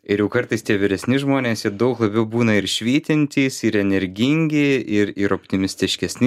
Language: Lithuanian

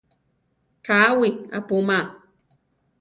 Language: Central Tarahumara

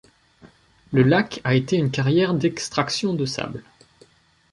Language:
French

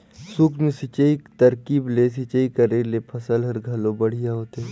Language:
Chhattisgarhi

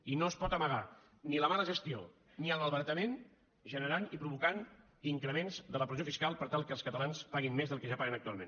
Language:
Catalan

